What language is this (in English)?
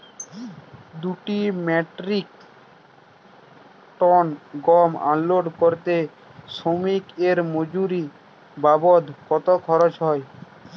Bangla